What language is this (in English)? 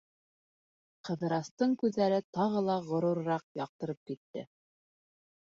Bashkir